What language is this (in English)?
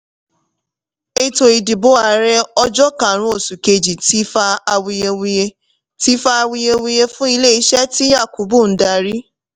Yoruba